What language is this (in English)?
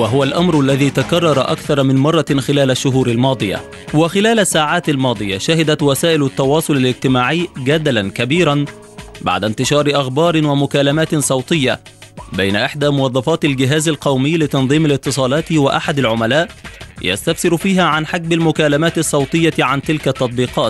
Arabic